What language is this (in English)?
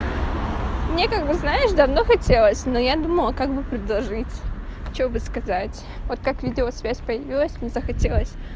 Russian